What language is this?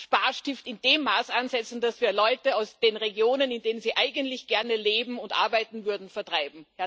German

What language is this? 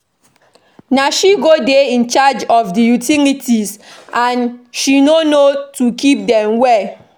Nigerian Pidgin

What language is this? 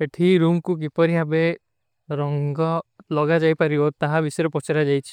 Kui (India)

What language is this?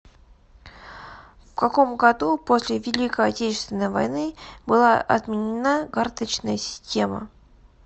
Russian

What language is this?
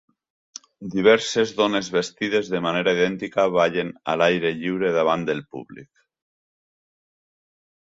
Catalan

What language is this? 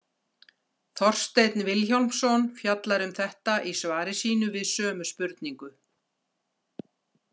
Icelandic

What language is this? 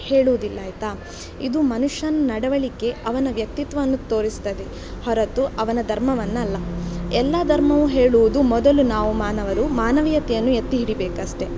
Kannada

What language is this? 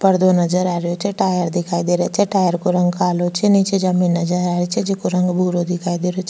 Rajasthani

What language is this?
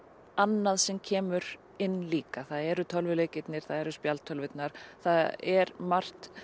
Icelandic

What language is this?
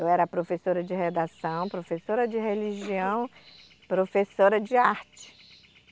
Portuguese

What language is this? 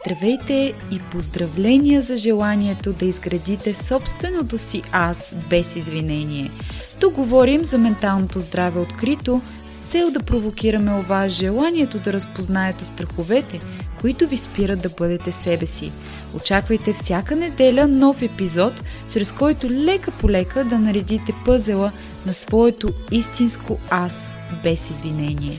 Bulgarian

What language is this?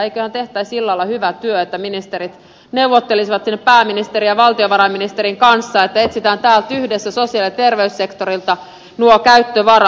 Finnish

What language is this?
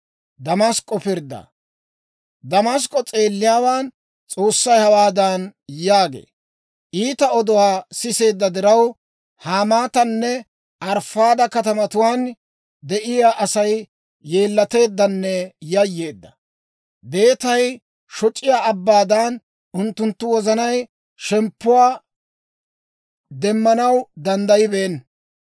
Dawro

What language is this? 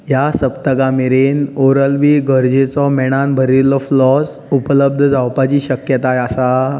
Konkani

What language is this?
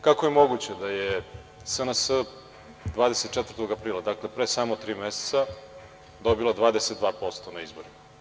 Serbian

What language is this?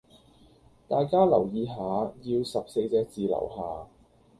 Cantonese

